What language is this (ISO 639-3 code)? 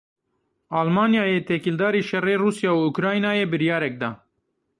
kur